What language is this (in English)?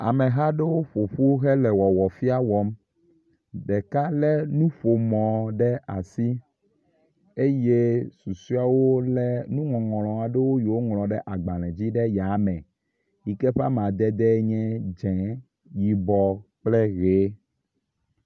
Ewe